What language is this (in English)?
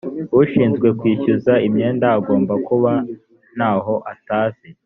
Kinyarwanda